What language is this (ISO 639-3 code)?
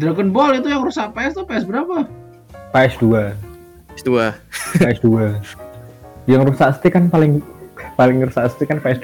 ind